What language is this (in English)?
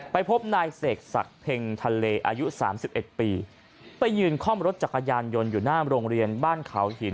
Thai